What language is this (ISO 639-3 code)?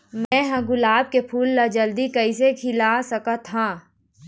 hne